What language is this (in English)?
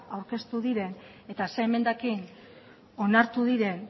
Basque